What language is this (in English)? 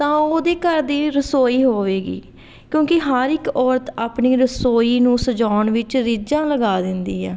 Punjabi